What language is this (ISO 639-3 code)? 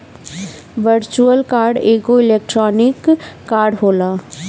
bho